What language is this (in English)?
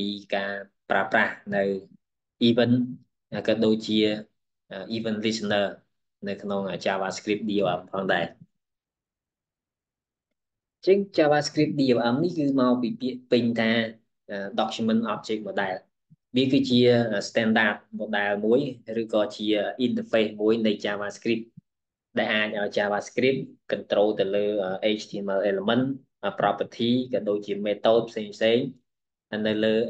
Vietnamese